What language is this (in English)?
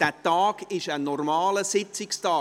Swiss German